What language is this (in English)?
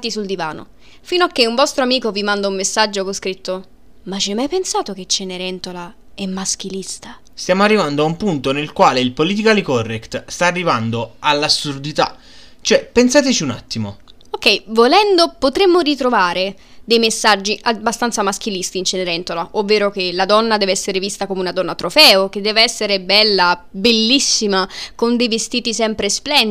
Italian